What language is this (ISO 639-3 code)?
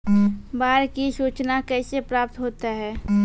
mai